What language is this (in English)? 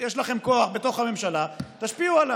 Hebrew